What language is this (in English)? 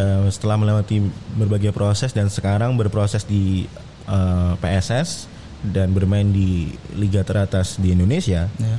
Indonesian